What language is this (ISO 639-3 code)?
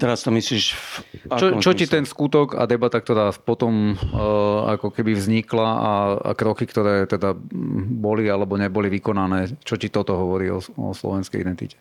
slk